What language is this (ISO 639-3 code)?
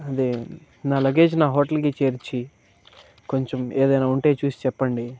tel